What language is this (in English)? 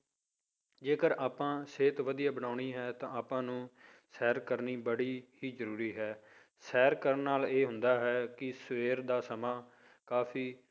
Punjabi